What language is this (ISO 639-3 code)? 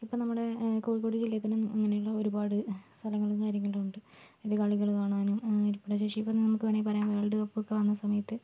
mal